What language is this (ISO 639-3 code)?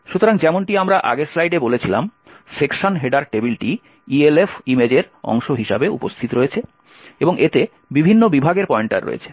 ben